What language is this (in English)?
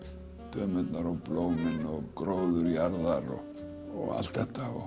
Icelandic